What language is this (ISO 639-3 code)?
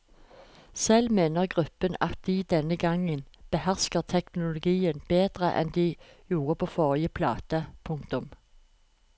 nor